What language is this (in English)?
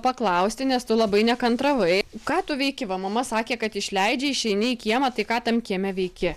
Lithuanian